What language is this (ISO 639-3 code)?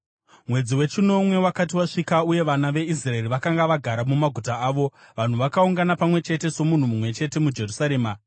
sna